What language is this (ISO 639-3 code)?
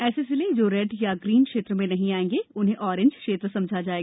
hin